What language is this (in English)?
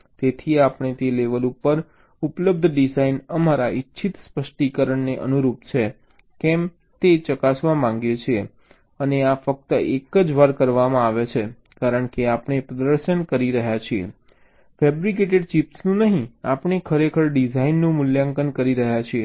Gujarati